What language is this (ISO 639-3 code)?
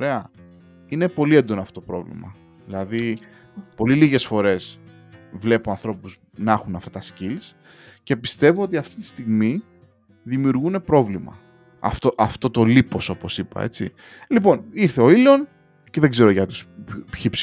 ell